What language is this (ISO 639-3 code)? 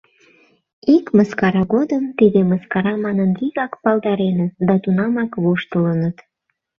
chm